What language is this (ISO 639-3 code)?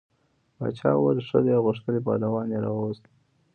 pus